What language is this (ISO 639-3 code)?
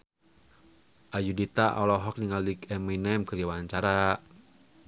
sun